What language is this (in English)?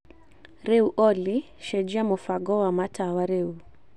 Kikuyu